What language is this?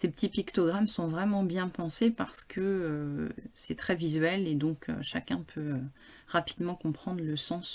French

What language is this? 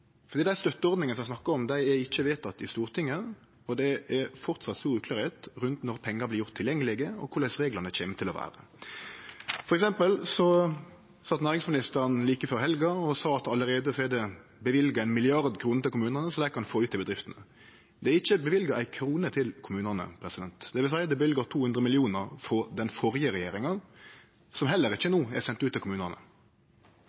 Norwegian Nynorsk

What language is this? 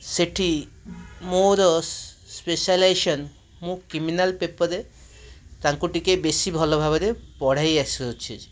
Odia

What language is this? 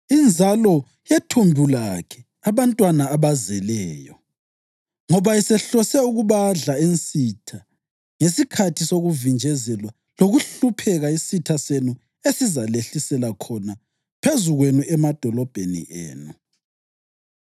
North Ndebele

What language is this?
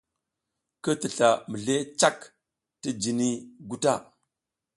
South Giziga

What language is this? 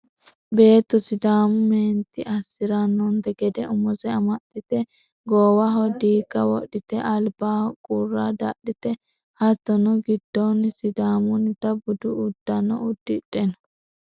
Sidamo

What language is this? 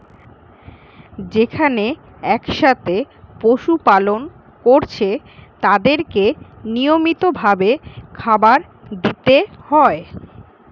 Bangla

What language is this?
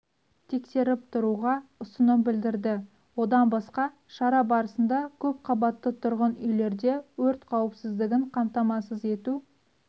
Kazakh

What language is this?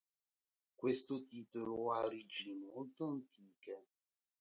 Italian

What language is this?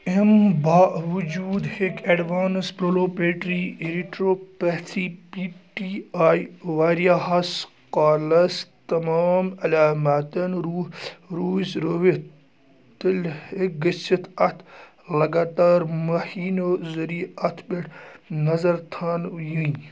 Kashmiri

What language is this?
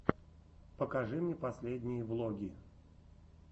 Russian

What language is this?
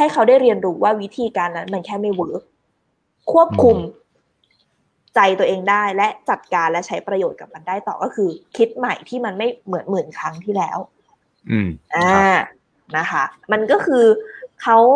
Thai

